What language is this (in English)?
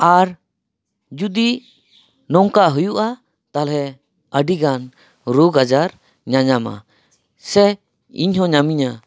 Santali